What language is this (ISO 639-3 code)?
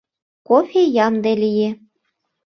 chm